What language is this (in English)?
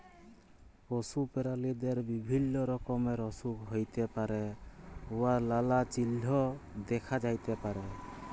Bangla